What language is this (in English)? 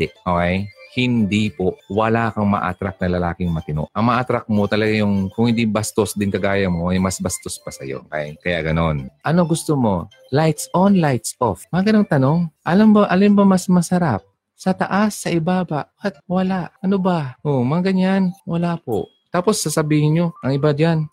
Filipino